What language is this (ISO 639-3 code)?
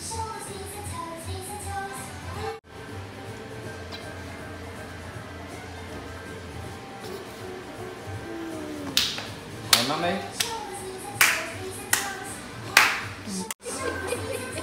vie